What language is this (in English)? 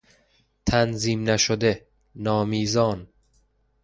Persian